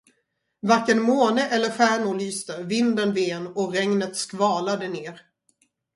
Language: Swedish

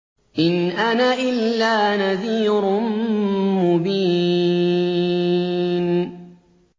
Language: Arabic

